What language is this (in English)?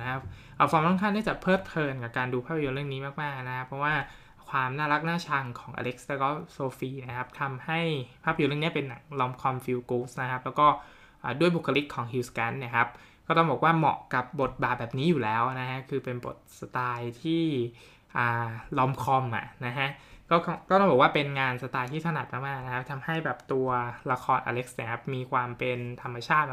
Thai